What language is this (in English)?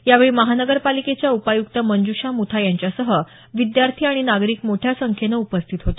Marathi